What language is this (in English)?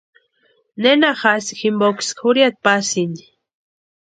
Western Highland Purepecha